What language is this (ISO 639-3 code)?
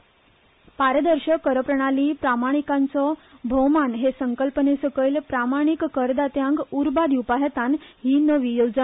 kok